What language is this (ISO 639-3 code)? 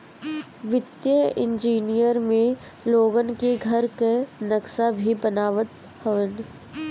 bho